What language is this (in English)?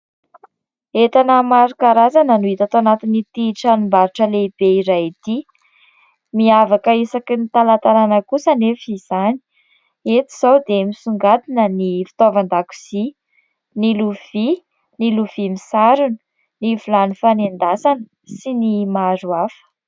Malagasy